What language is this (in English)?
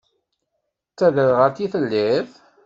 Kabyle